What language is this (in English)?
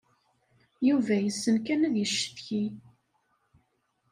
Kabyle